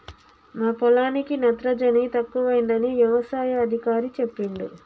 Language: Telugu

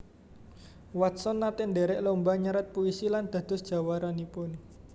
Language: Javanese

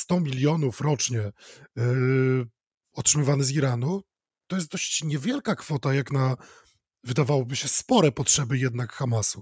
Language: Polish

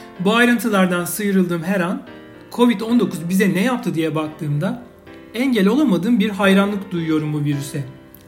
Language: Turkish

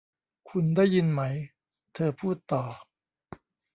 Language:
Thai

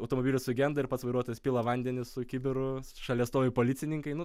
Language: Lithuanian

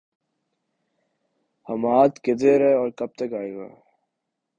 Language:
Urdu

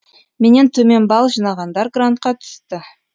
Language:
Kazakh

